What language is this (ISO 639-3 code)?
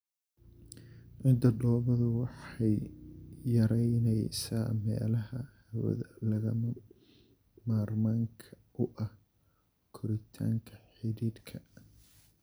som